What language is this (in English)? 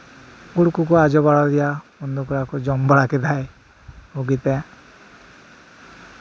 Santali